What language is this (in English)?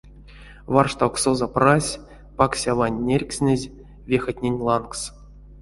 Erzya